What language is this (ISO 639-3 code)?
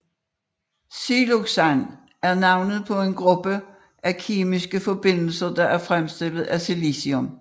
dan